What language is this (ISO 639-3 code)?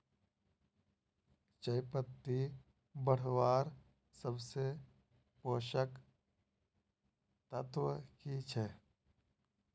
mag